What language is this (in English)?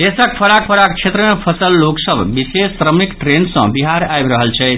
Maithili